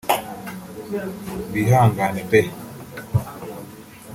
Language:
Kinyarwanda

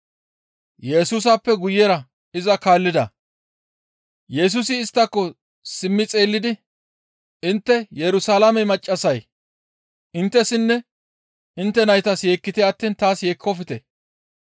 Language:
Gamo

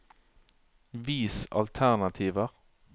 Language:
Norwegian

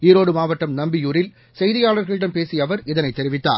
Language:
Tamil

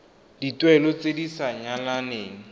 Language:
Tswana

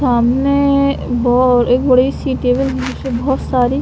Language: Hindi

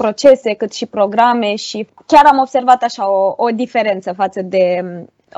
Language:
Romanian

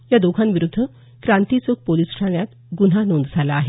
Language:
Marathi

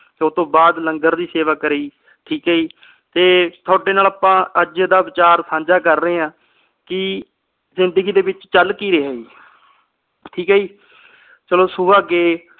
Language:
Punjabi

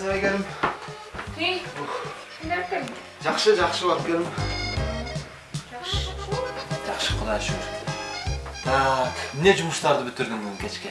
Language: Turkish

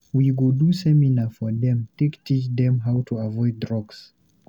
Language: Nigerian Pidgin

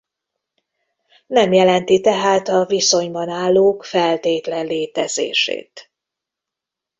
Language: Hungarian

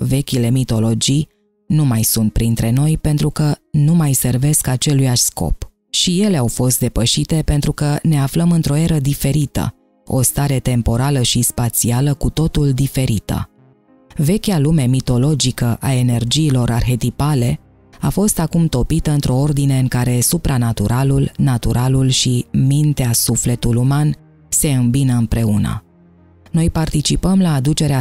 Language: Romanian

